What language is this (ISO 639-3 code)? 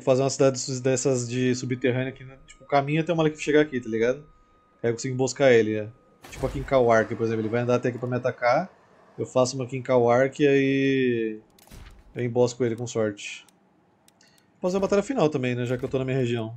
por